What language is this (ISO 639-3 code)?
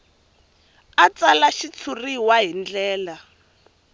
tso